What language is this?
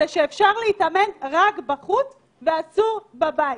Hebrew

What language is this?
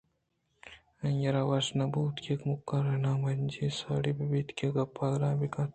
Eastern Balochi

